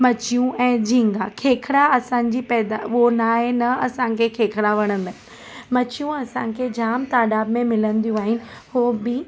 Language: Sindhi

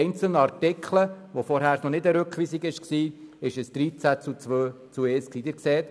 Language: Swiss German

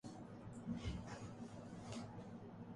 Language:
Urdu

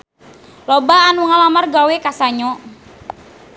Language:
Sundanese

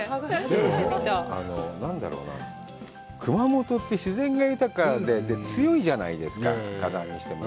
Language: Japanese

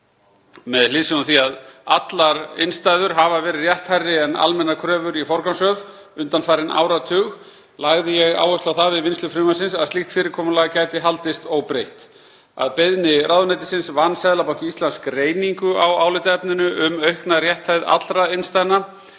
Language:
Icelandic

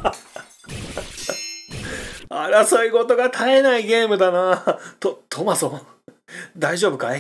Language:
Japanese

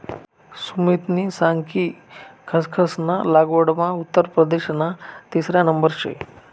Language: Marathi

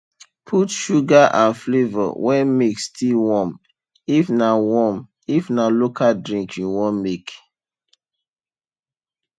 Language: Nigerian Pidgin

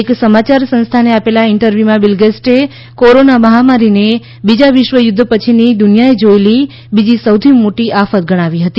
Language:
Gujarati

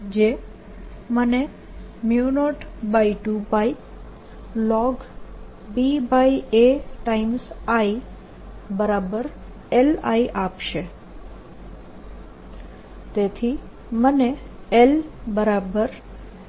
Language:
Gujarati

